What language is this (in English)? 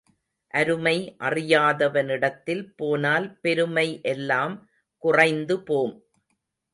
Tamil